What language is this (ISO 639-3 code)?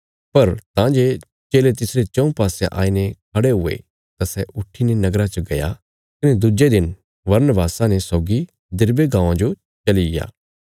kfs